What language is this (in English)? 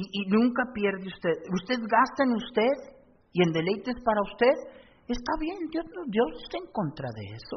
Spanish